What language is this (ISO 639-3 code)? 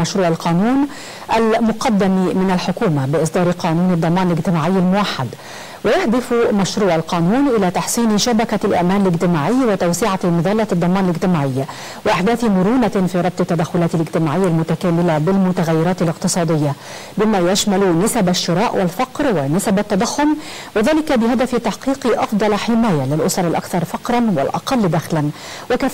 ara